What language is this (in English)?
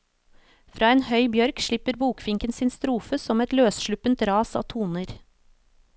Norwegian